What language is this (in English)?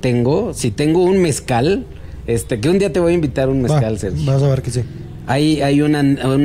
Spanish